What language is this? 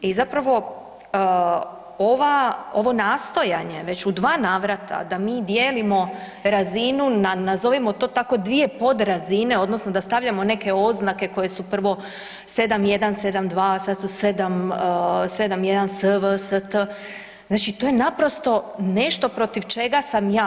Croatian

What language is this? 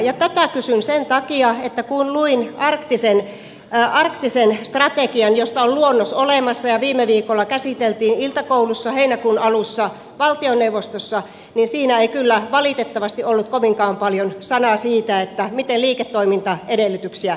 Finnish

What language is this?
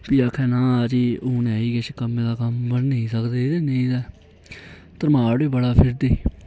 Dogri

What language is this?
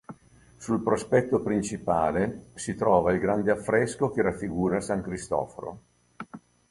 Italian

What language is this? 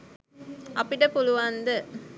Sinhala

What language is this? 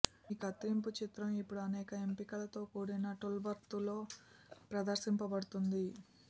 Telugu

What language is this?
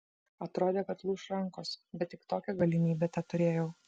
Lithuanian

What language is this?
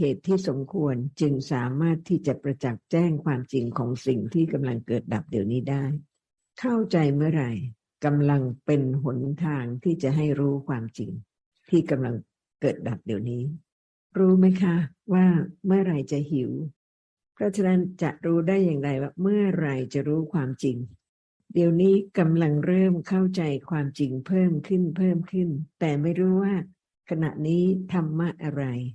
Thai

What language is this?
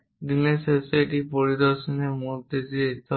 Bangla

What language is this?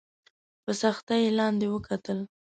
Pashto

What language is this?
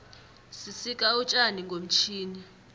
South Ndebele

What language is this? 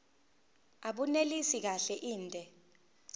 Zulu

